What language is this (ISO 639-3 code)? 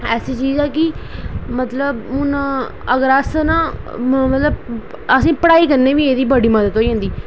doi